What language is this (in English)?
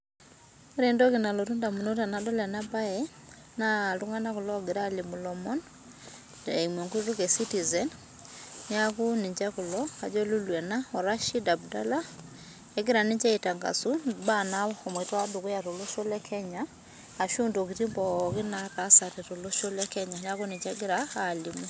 Masai